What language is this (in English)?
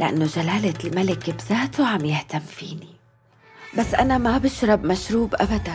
Arabic